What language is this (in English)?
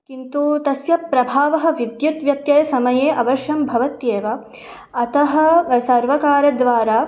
Sanskrit